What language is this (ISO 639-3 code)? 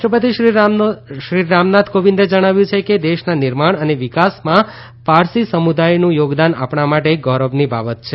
guj